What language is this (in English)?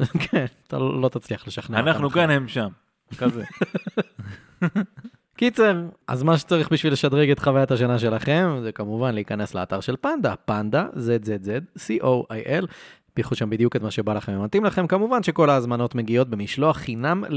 Hebrew